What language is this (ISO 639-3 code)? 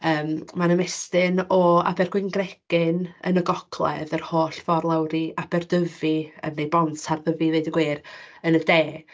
cym